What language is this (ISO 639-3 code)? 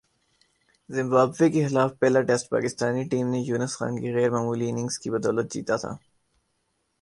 urd